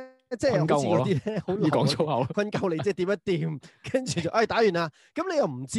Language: Chinese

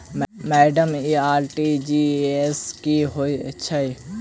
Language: Maithili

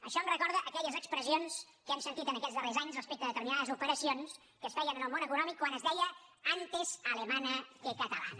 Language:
Catalan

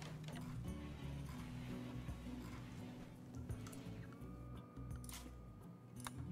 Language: Polish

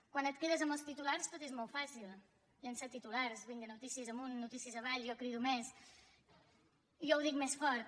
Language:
Catalan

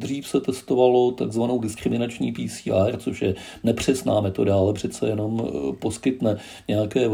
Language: Czech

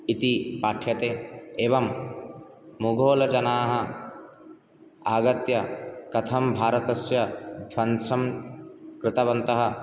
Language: Sanskrit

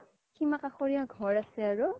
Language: Assamese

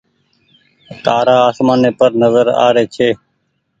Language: Goaria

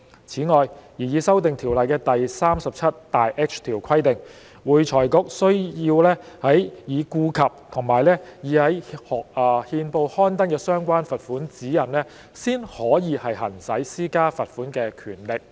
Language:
Cantonese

